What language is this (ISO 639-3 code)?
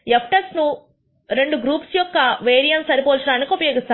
tel